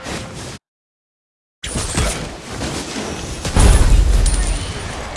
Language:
Indonesian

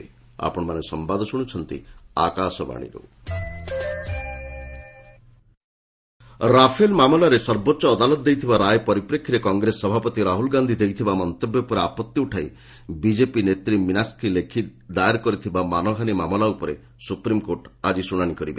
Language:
Odia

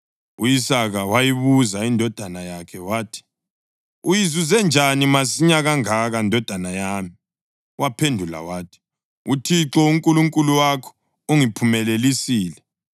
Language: North Ndebele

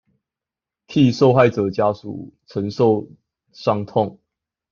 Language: Chinese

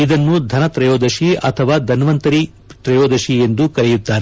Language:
Kannada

